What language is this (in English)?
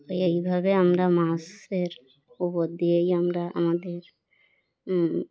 Bangla